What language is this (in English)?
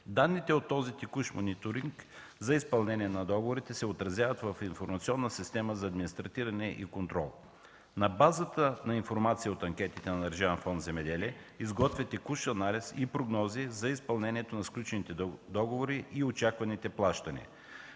Bulgarian